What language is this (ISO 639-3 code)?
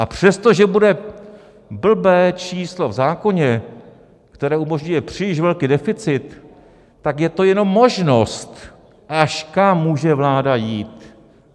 ces